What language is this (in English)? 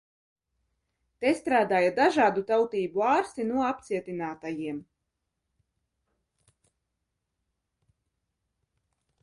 Latvian